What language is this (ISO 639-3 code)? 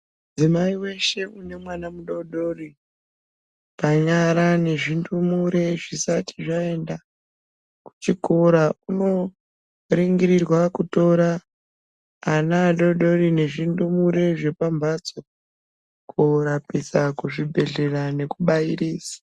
ndc